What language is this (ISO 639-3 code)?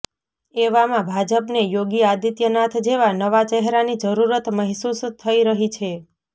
guj